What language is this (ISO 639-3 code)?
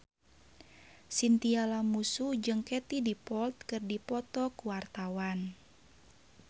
sun